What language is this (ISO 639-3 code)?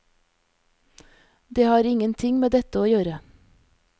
nor